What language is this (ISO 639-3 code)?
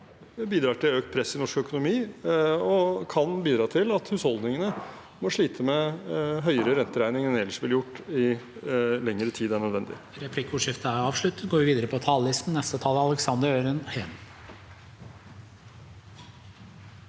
nor